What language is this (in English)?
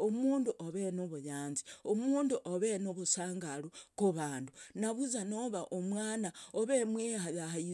Logooli